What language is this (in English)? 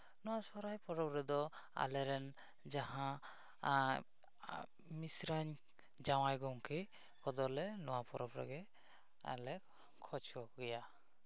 Santali